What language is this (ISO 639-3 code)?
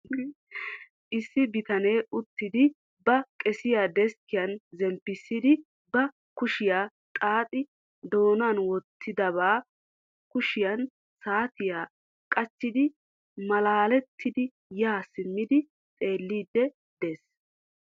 wal